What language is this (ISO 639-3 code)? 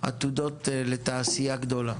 heb